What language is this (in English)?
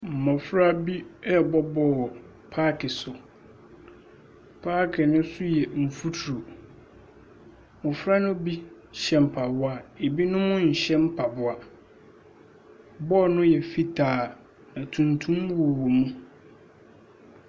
Akan